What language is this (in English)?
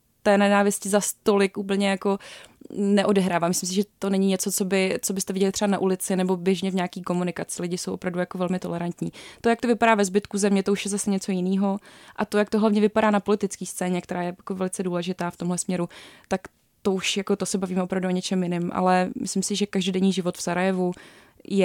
Czech